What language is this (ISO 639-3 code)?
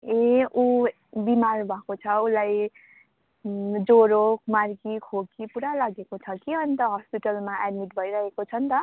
nep